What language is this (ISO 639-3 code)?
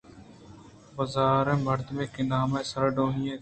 bgp